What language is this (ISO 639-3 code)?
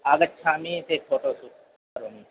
san